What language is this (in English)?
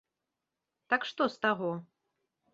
Belarusian